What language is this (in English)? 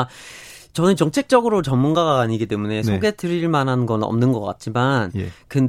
Korean